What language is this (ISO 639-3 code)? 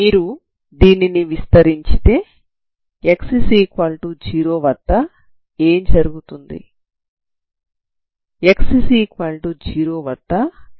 tel